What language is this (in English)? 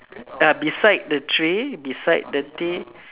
English